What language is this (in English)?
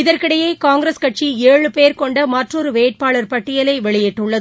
Tamil